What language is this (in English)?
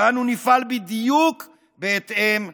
Hebrew